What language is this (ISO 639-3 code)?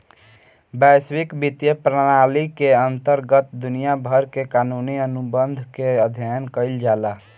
bho